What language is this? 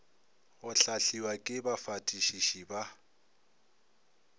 Northern Sotho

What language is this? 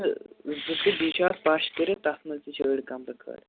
Kashmiri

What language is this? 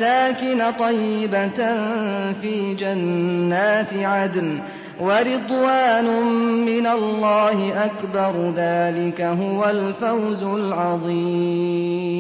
Arabic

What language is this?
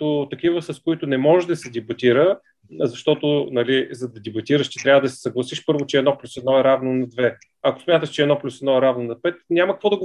Bulgarian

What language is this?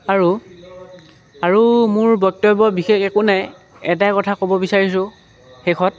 Assamese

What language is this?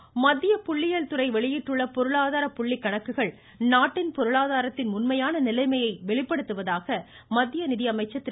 Tamil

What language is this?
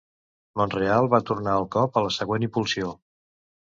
Catalan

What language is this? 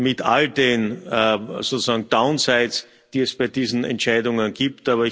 German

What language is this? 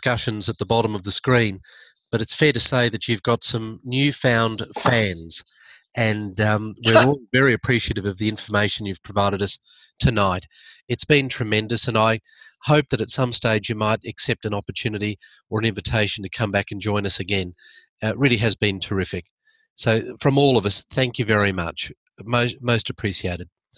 English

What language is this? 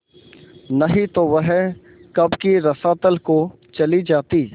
Hindi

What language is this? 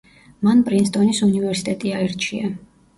Georgian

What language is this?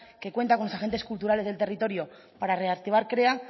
Spanish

